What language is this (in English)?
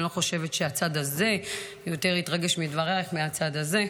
Hebrew